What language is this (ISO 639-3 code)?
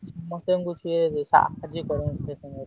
ori